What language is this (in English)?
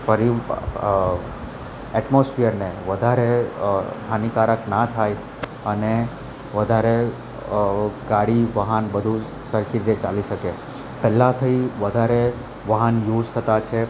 Gujarati